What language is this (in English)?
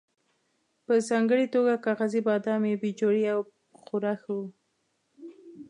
Pashto